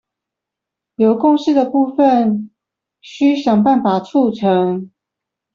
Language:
Chinese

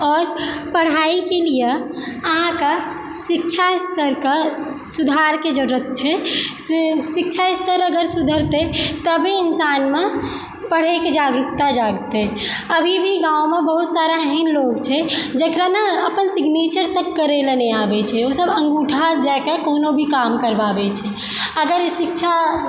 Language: Maithili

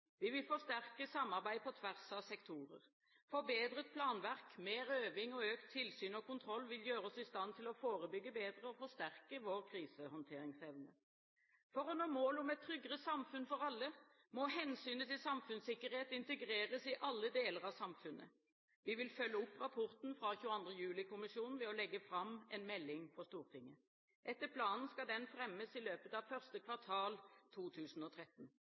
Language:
Norwegian Bokmål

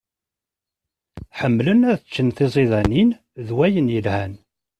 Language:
Kabyle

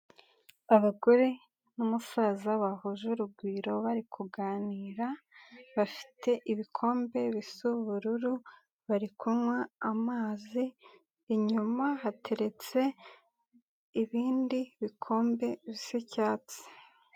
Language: Kinyarwanda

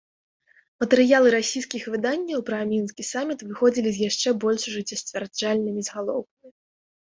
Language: Belarusian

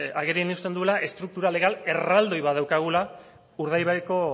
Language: Basque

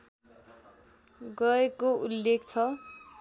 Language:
Nepali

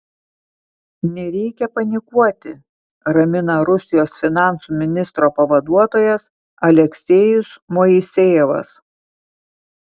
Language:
Lithuanian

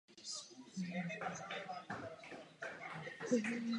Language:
Czech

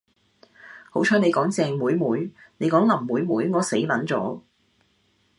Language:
Cantonese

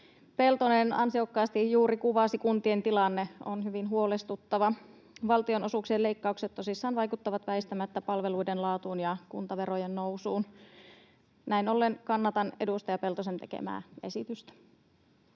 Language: Finnish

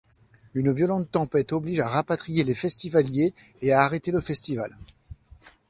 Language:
French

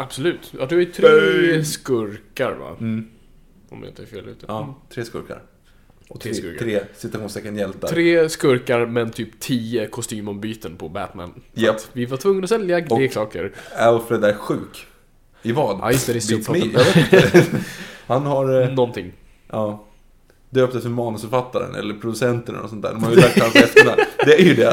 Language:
Swedish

